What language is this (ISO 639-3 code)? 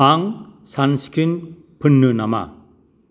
brx